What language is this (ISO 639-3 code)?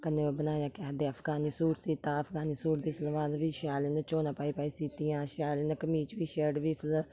doi